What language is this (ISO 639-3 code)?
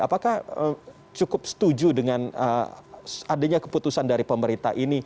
ind